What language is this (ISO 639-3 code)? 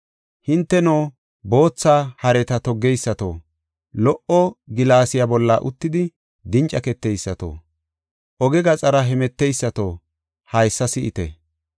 gof